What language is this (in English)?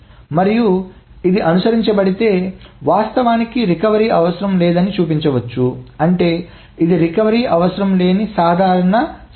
Telugu